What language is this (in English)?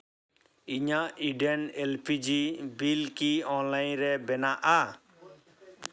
Santali